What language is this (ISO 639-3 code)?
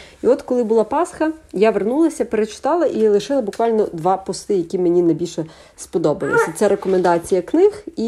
ukr